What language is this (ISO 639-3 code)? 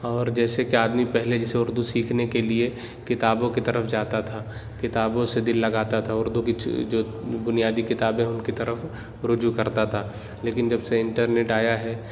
urd